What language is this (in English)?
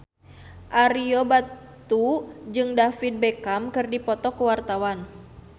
Sundanese